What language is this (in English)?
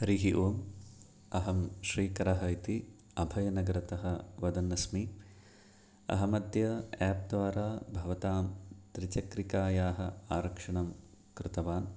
Sanskrit